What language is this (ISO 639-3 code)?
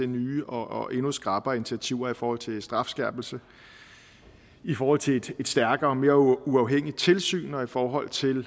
dan